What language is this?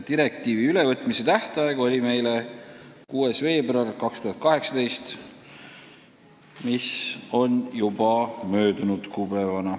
Estonian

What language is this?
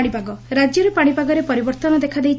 Odia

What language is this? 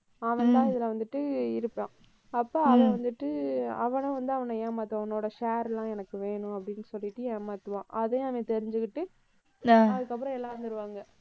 Tamil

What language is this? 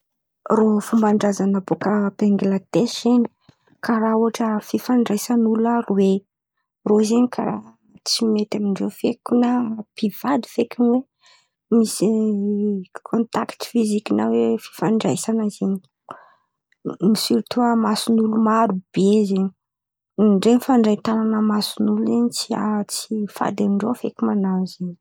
Antankarana Malagasy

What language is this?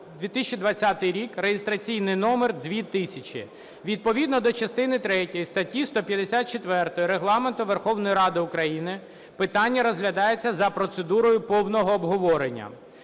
Ukrainian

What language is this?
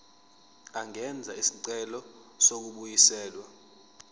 Zulu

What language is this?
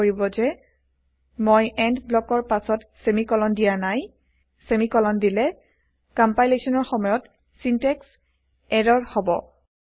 Assamese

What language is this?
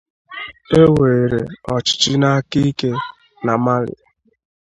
Igbo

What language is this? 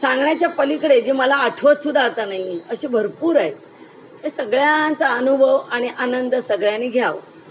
Marathi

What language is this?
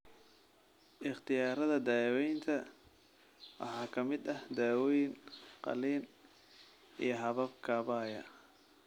Somali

